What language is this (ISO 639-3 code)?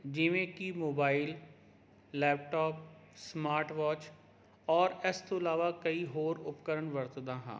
pan